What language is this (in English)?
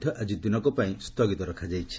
Odia